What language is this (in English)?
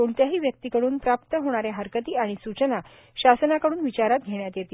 Marathi